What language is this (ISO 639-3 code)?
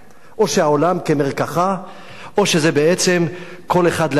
heb